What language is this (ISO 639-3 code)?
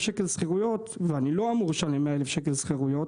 heb